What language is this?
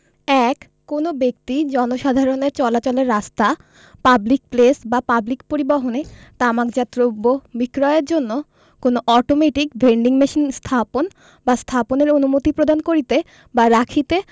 Bangla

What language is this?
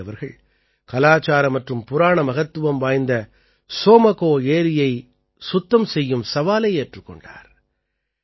Tamil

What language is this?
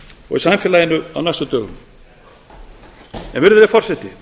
Icelandic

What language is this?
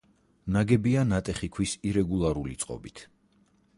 Georgian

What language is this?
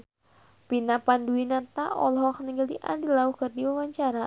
Sundanese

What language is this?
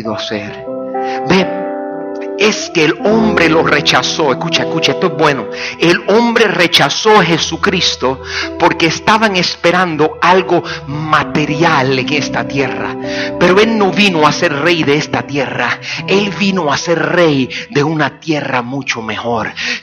Spanish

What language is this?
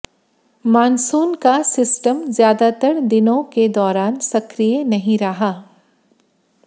Hindi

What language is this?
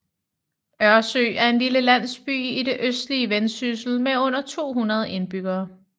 Danish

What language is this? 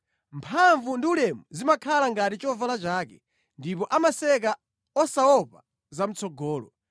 Nyanja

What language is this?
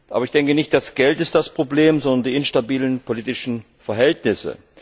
German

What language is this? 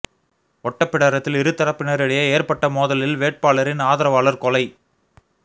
Tamil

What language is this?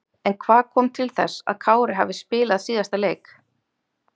Icelandic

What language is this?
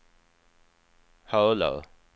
Swedish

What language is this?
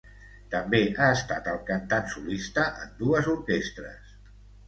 Catalan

